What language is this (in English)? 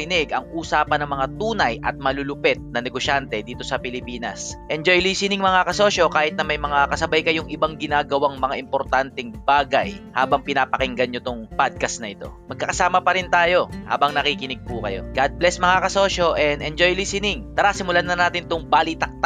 Filipino